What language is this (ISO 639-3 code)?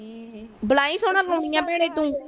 pan